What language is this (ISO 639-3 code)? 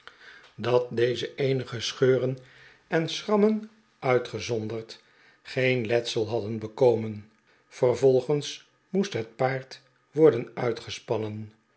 nld